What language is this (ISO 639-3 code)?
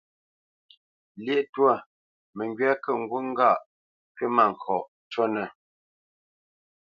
bce